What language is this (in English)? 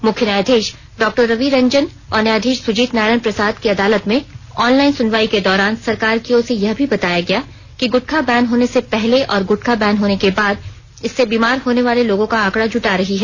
Hindi